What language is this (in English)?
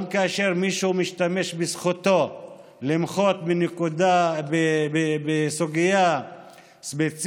Hebrew